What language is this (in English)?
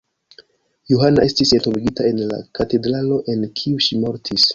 Esperanto